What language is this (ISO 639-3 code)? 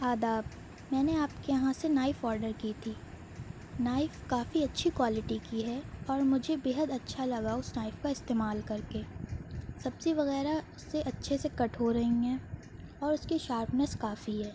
urd